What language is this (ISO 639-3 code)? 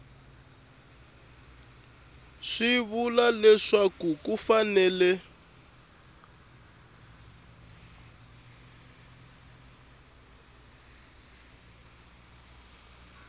tso